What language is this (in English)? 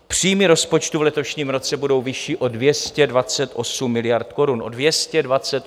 Czech